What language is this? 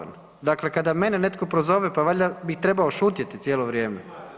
Croatian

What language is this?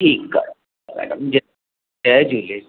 Sindhi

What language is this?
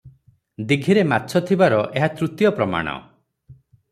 Odia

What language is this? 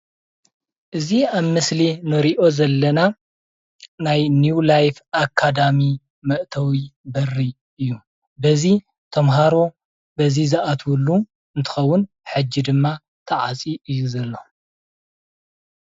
Tigrinya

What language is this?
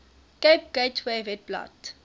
Afrikaans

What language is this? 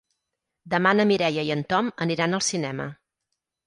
Catalan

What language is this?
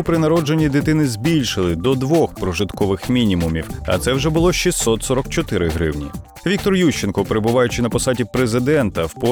Ukrainian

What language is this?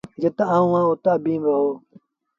Sindhi Bhil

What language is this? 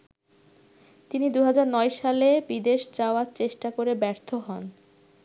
Bangla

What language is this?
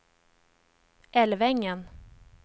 Swedish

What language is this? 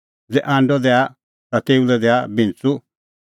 Kullu Pahari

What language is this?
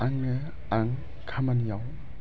Bodo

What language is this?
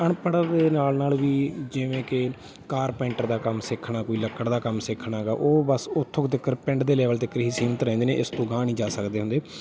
Punjabi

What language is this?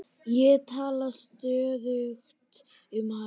Icelandic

